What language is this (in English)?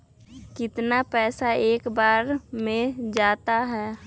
Magahi